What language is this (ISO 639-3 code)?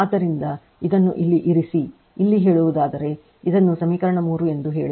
kan